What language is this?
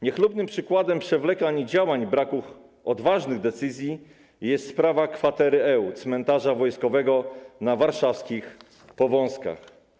Polish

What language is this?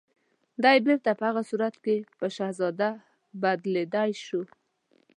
Pashto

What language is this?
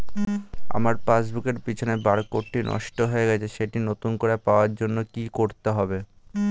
Bangla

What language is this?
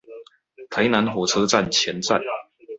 Chinese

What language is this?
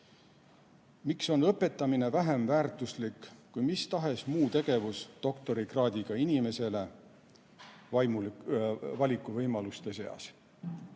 Estonian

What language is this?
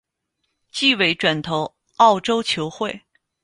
Chinese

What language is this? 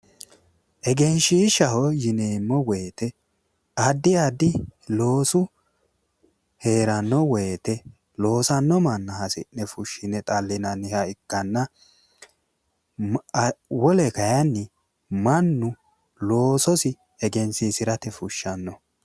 Sidamo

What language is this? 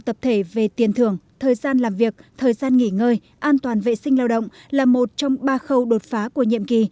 Vietnamese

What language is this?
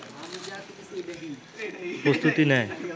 Bangla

